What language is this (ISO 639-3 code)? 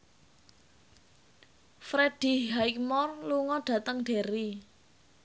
jav